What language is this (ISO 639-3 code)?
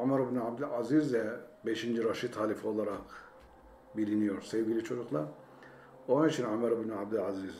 tur